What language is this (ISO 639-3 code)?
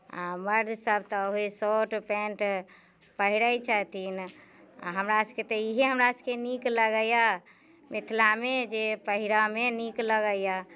mai